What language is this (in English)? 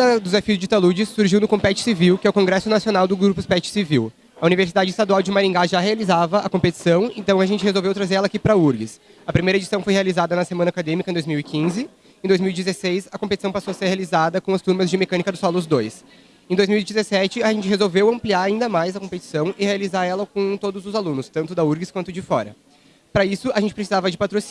Portuguese